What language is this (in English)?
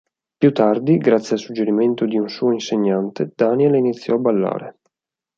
Italian